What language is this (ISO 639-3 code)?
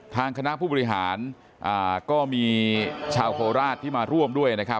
tha